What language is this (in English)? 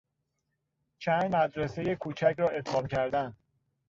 Persian